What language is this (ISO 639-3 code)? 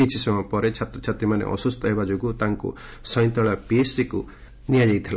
ori